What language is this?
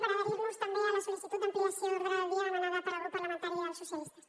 Catalan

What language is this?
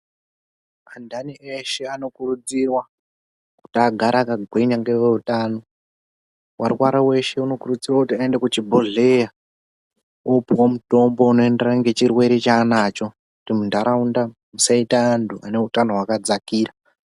Ndau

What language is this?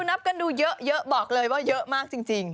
Thai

